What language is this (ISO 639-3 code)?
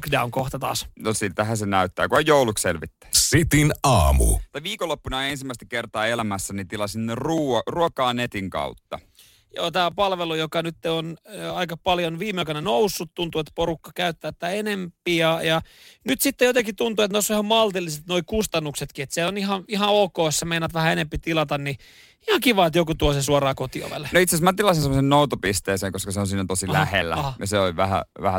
fin